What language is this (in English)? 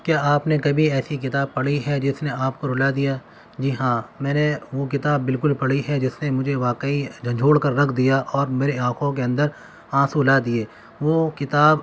Urdu